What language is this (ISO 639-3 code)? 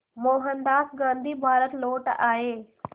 hin